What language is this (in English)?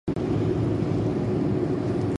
Japanese